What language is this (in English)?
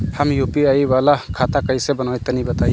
Bhojpuri